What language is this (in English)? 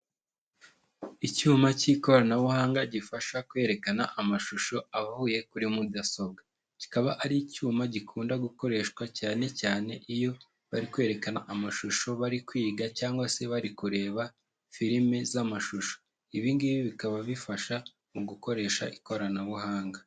Kinyarwanda